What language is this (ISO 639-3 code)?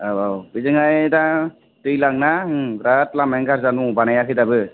brx